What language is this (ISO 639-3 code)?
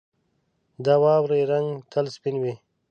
pus